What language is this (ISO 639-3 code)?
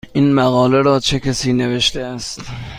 fas